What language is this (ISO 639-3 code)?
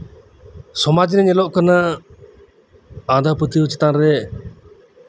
sat